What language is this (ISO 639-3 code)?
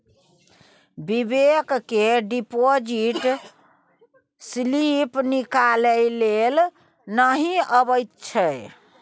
mai